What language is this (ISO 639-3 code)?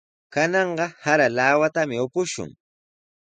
qws